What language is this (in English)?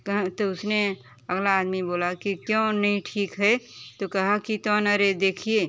Hindi